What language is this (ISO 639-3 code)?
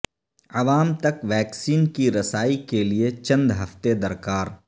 urd